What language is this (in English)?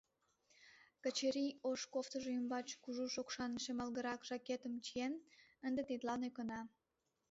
Mari